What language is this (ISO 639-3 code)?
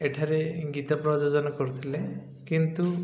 ori